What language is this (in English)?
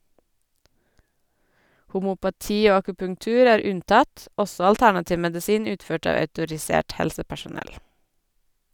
Norwegian